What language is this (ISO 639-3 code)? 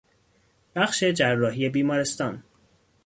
fas